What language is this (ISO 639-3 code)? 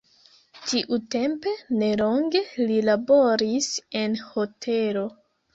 epo